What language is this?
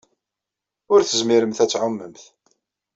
Kabyle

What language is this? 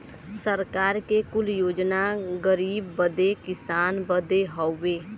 Bhojpuri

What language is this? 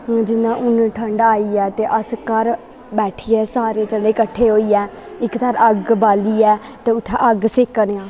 Dogri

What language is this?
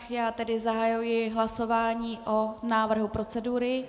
Czech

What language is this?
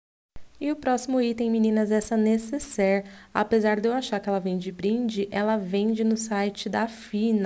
Portuguese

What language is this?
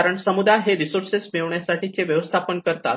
Marathi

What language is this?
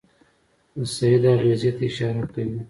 Pashto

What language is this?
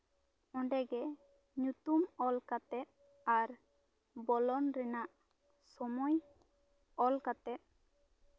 Santali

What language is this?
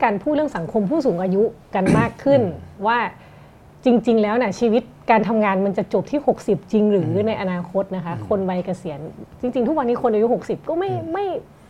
Thai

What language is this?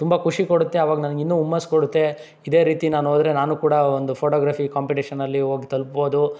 Kannada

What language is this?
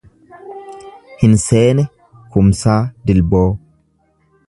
Oromo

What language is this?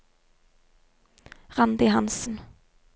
Norwegian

